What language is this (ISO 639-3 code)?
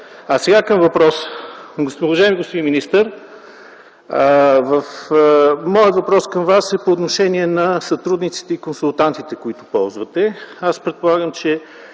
bul